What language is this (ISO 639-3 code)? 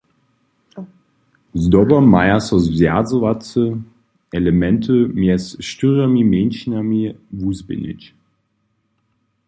hsb